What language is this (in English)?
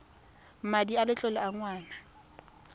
Tswana